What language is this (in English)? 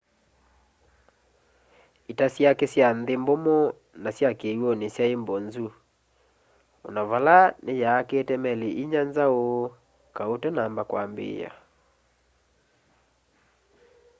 Kamba